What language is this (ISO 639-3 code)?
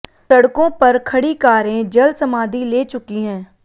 hin